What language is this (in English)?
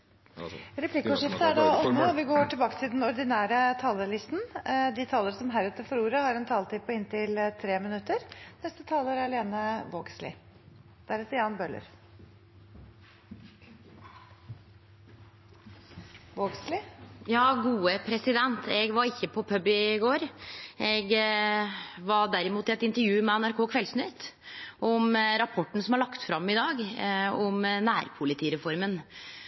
Norwegian